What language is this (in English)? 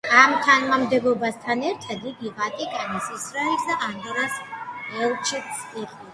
Georgian